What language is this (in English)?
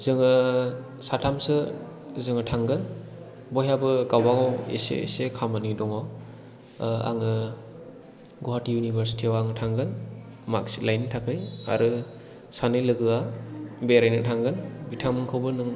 Bodo